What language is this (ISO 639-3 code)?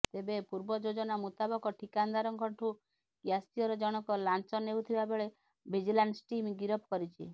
ori